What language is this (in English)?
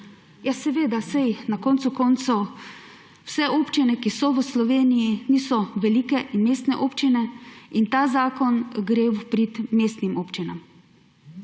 Slovenian